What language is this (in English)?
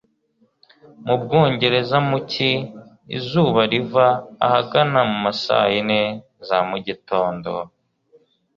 Kinyarwanda